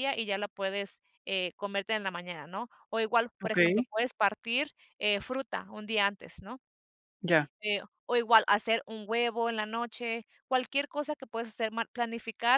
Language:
Spanish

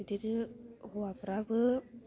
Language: Bodo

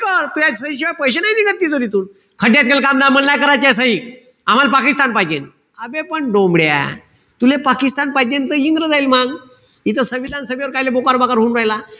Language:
Marathi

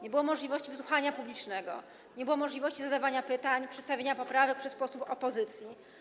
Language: Polish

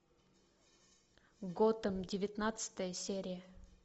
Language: Russian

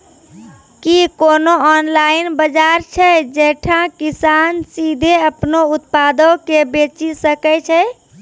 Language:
Maithili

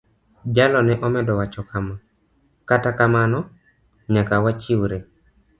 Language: Luo (Kenya and Tanzania)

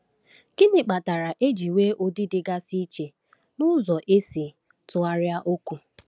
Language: Igbo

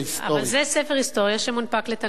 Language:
Hebrew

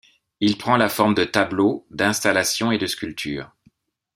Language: French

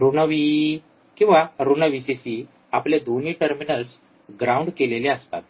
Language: Marathi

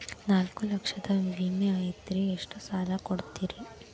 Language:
Kannada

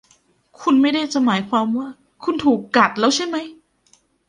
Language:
Thai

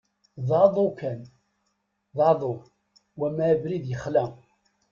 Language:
Kabyle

